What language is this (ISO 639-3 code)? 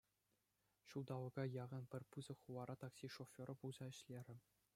chv